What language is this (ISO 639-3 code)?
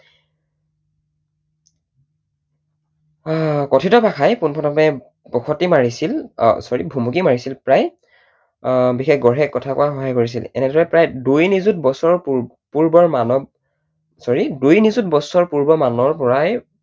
asm